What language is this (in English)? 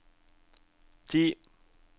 Norwegian